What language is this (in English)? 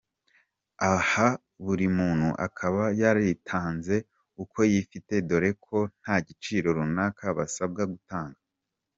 Kinyarwanda